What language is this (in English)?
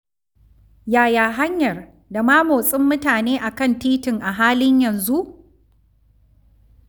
Hausa